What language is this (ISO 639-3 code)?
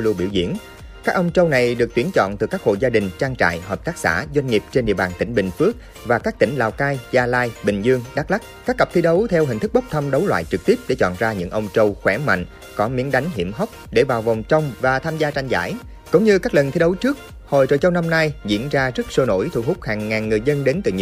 vie